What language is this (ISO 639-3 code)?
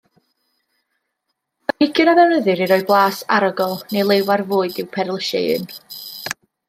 cym